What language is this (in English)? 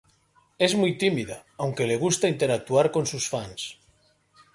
Spanish